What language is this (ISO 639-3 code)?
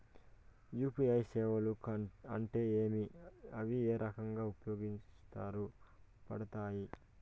tel